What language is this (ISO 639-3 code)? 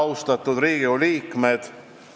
est